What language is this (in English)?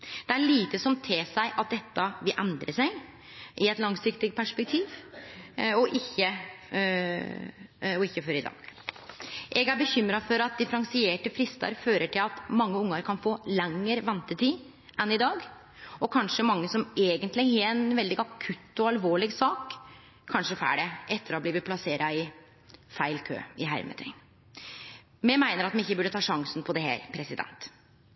Norwegian Nynorsk